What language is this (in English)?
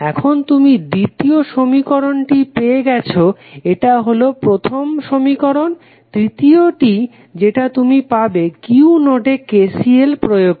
Bangla